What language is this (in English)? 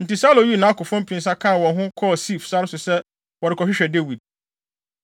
Akan